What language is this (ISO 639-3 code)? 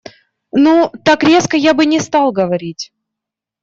rus